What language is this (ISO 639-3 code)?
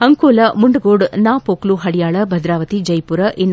kan